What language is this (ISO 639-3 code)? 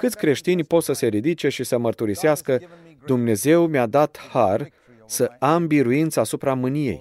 ron